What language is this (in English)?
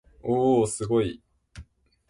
Japanese